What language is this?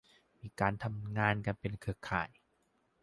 Thai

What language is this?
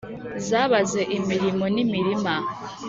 Kinyarwanda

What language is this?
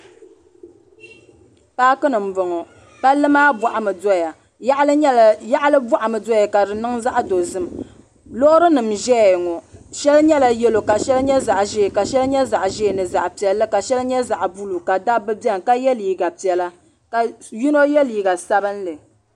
Dagbani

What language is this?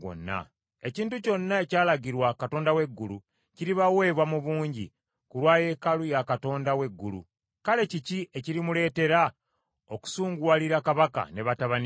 Ganda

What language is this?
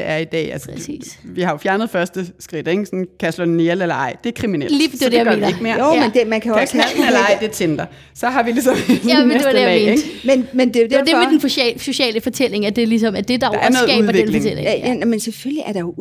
Danish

